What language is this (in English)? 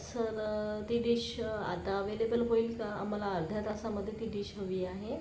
Marathi